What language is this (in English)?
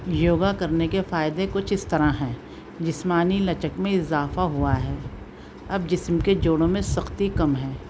Urdu